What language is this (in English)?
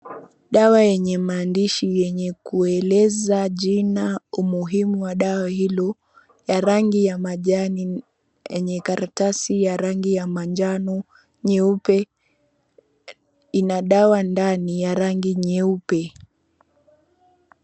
Swahili